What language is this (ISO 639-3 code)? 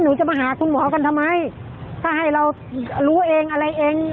tha